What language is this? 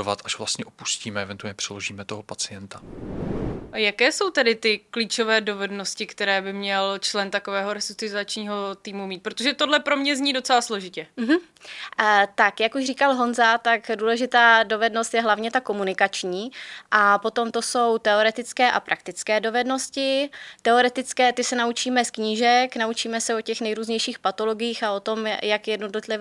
Czech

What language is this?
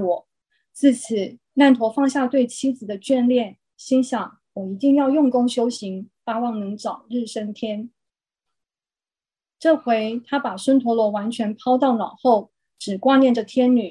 Chinese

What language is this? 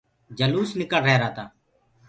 Gurgula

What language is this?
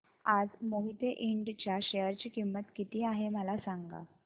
Marathi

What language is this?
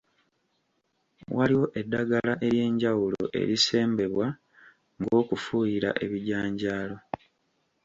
Ganda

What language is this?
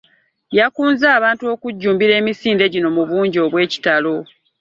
Ganda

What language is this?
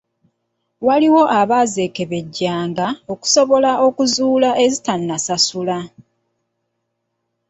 Ganda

